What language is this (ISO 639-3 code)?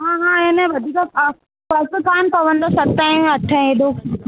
snd